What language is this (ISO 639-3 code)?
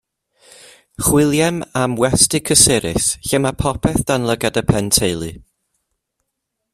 cym